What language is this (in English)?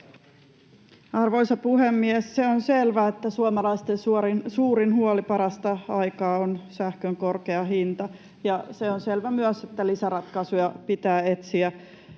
Finnish